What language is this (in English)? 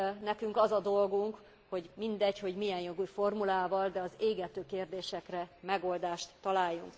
Hungarian